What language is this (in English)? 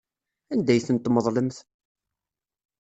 Kabyle